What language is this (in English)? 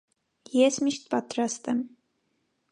Armenian